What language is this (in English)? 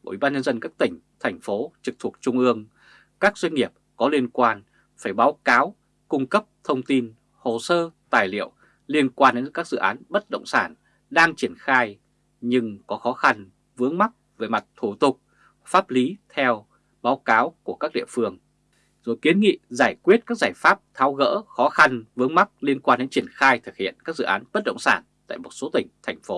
Vietnamese